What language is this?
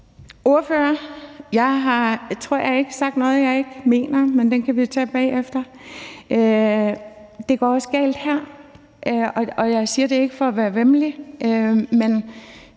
Danish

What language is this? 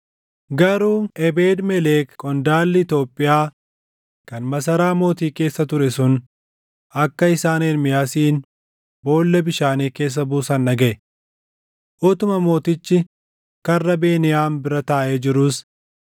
Oromo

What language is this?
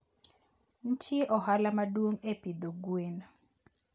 Luo (Kenya and Tanzania)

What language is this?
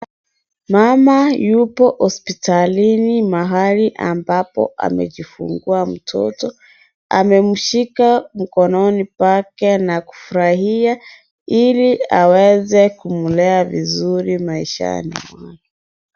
Swahili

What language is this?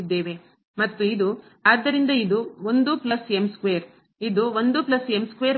Kannada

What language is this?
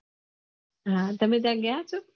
Gujarati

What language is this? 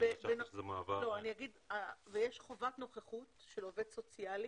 Hebrew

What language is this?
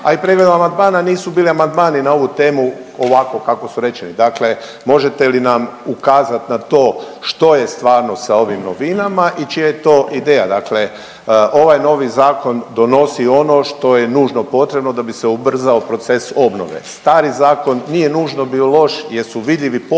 Croatian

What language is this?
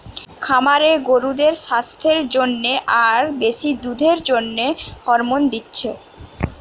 Bangla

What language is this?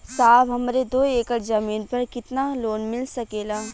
Bhojpuri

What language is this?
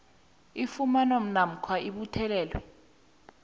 South Ndebele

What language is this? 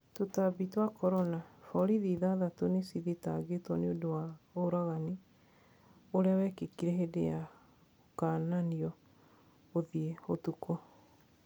Kikuyu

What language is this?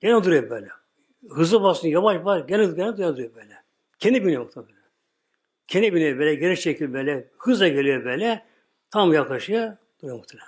Turkish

